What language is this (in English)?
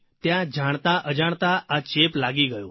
Gujarati